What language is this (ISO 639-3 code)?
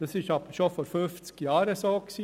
gsw